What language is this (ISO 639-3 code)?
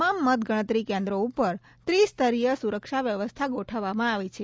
guj